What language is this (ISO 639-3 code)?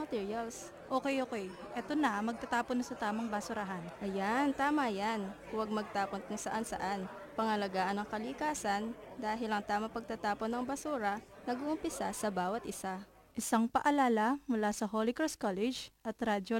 fil